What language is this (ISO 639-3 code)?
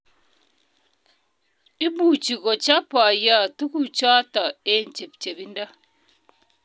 kln